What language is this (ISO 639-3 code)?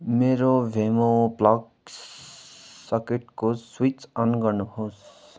nep